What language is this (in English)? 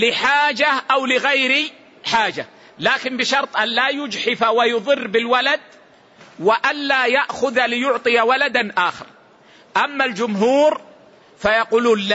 Arabic